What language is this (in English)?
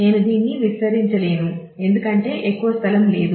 Telugu